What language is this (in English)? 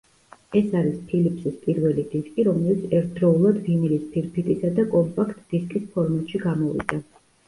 Georgian